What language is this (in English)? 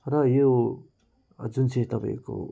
Nepali